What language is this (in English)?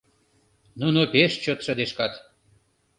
Mari